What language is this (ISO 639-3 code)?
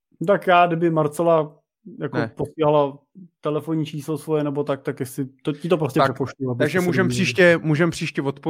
ces